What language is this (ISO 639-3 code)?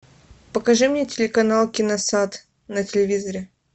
rus